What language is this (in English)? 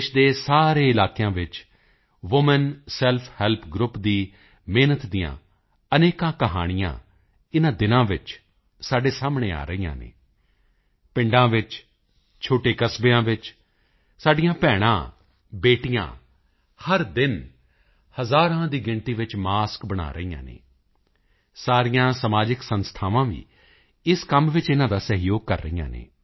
Punjabi